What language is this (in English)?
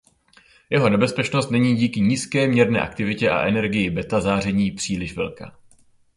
Czech